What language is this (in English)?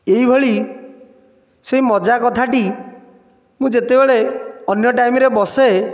Odia